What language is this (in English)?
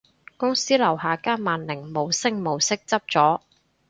Cantonese